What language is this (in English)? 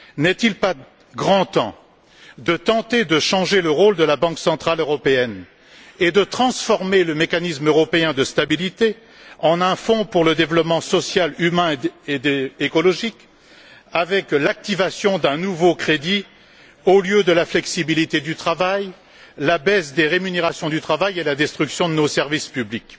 French